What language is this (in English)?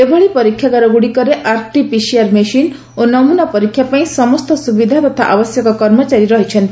Odia